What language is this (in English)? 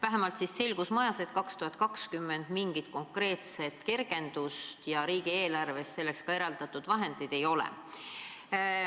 Estonian